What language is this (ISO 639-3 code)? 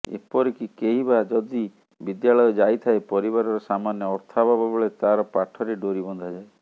ori